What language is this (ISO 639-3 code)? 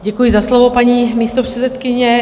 ces